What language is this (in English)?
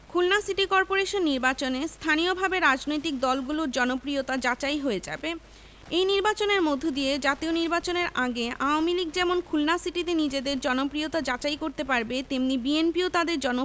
Bangla